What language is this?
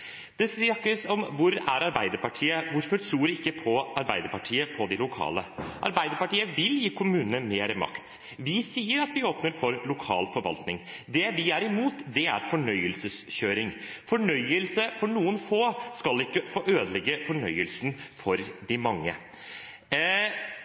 Norwegian Bokmål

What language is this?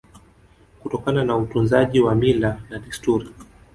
Swahili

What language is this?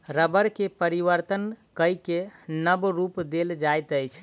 Maithili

